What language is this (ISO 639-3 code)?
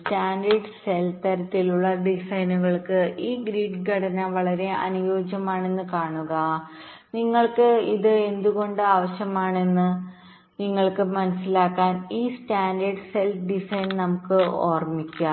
mal